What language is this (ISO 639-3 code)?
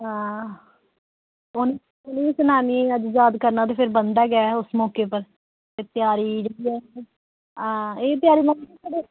doi